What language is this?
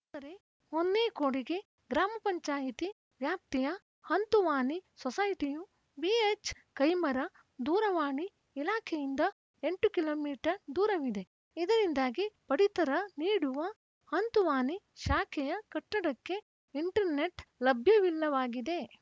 Kannada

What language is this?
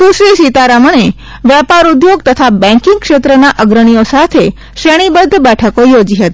Gujarati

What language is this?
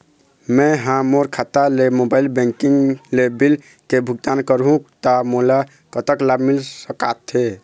Chhattisgarhi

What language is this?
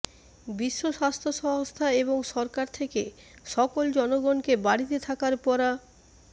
Bangla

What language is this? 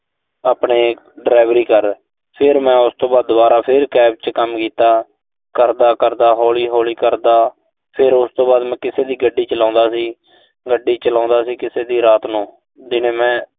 Punjabi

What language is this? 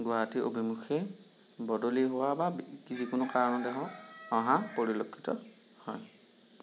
Assamese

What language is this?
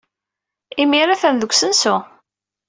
Kabyle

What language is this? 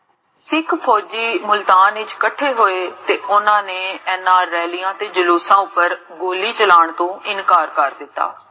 Punjabi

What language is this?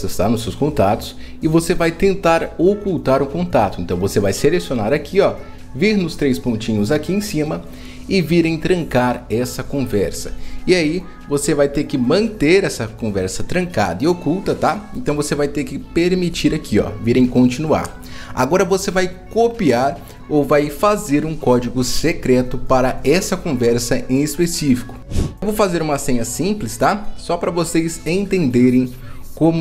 Portuguese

